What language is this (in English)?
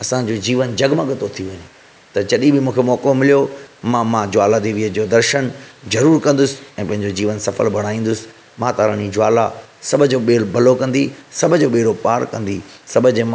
Sindhi